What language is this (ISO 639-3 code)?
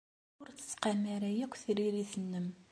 kab